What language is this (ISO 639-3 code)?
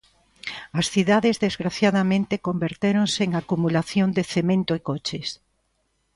glg